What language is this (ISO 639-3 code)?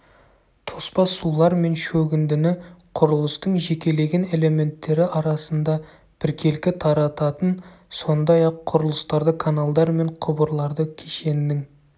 kaz